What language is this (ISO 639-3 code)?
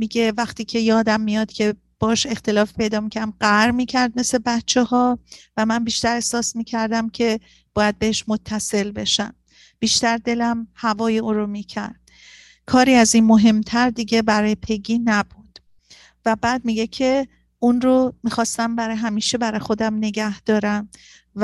fas